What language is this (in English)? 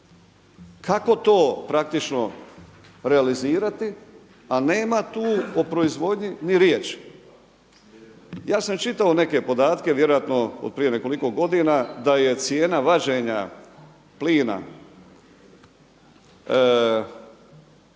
Croatian